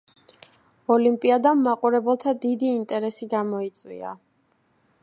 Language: Georgian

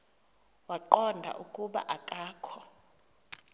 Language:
Xhosa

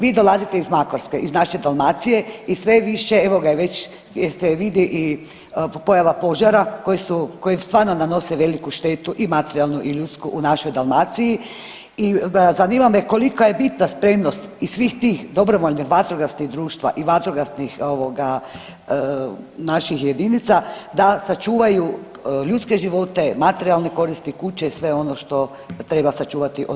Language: Croatian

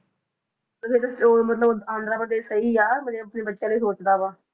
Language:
Punjabi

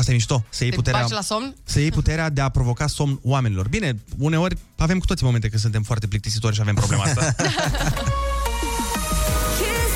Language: Romanian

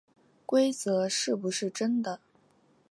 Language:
Chinese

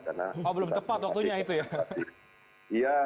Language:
Indonesian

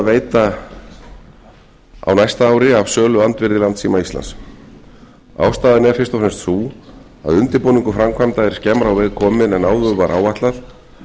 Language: Icelandic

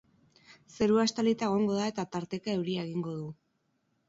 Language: Basque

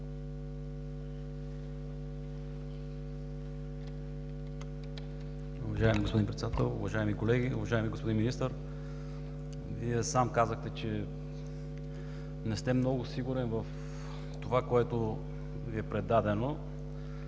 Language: Bulgarian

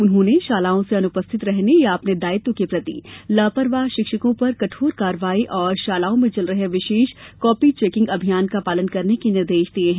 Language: Hindi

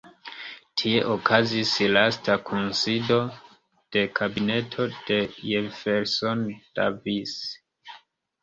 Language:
Esperanto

